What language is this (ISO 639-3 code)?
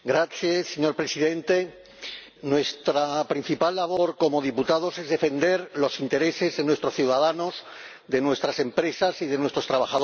spa